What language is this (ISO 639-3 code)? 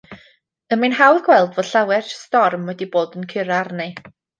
cym